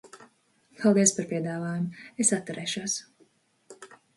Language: Latvian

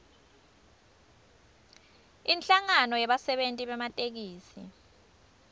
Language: Swati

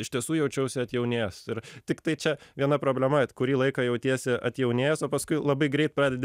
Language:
Lithuanian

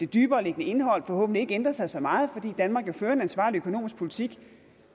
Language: Danish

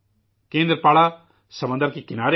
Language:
Urdu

